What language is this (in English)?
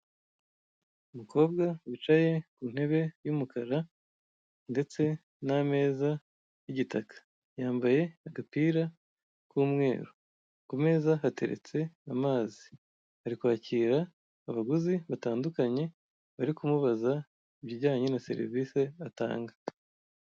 Kinyarwanda